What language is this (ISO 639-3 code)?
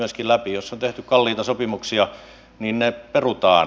fin